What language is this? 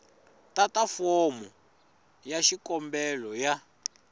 Tsonga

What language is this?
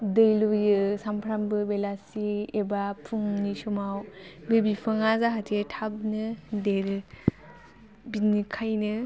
Bodo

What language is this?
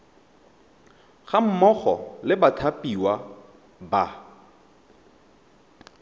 Tswana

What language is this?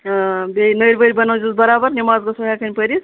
Kashmiri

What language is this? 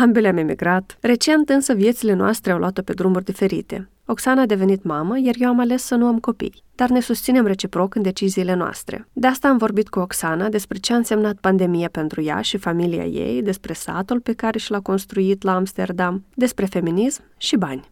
Romanian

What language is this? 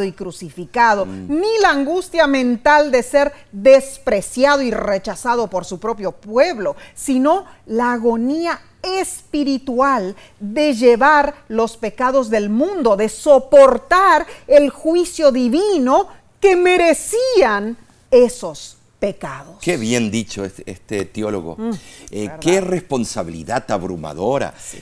Spanish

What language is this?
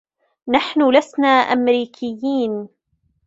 Arabic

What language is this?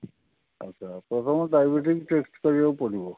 Odia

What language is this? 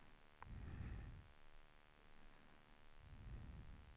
Swedish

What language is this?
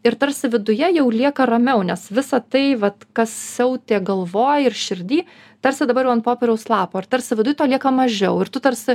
Lithuanian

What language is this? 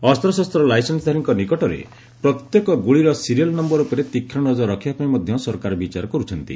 Odia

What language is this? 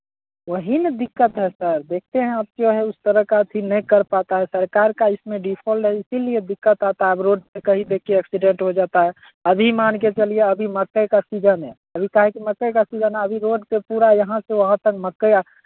Hindi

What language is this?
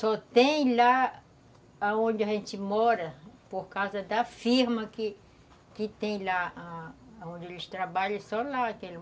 Portuguese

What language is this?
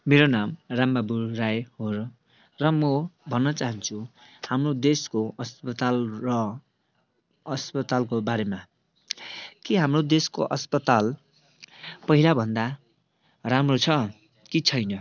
Nepali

